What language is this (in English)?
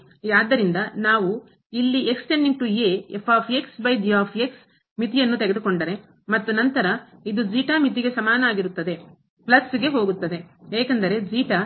Kannada